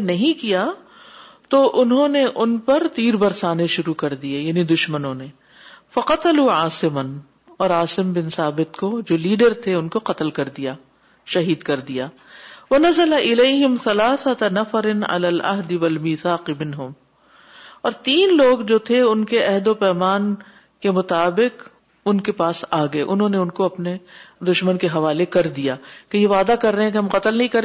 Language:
Urdu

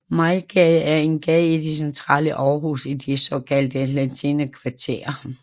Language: Danish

